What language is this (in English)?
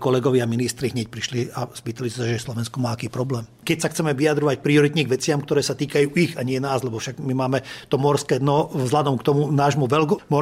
Slovak